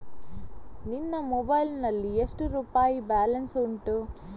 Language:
Kannada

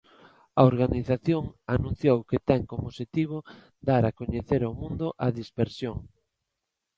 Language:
Galician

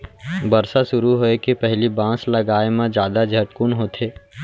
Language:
Chhattisgarhi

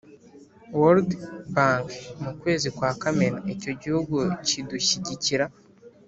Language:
Kinyarwanda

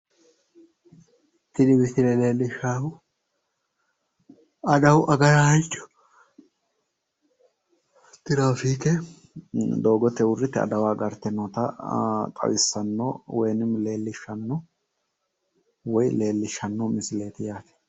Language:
Sidamo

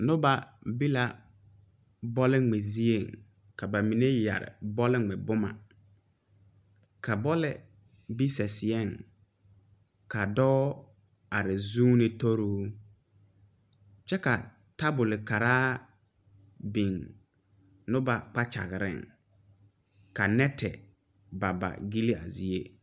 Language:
Southern Dagaare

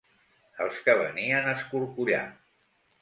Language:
Catalan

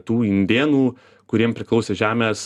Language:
Lithuanian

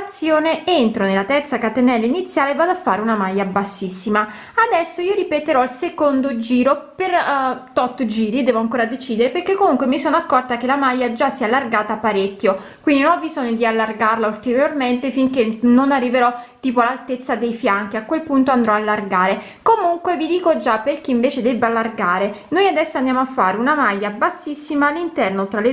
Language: Italian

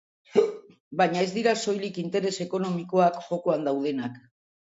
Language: Basque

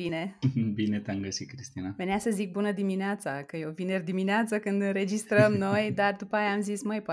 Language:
Romanian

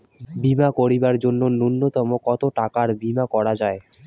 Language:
Bangla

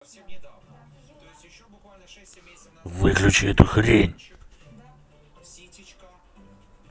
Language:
Russian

